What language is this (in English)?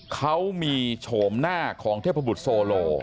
Thai